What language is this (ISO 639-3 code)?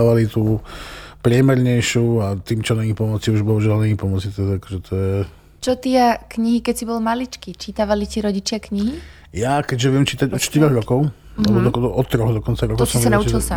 slk